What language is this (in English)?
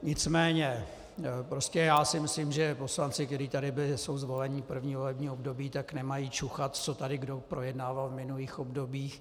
Czech